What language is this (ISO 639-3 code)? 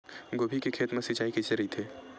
hne